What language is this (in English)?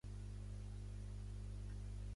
Catalan